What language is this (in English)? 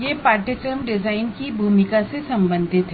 Hindi